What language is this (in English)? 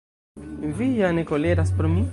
Esperanto